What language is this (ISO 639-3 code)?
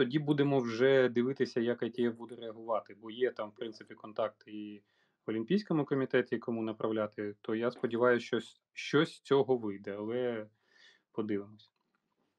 ukr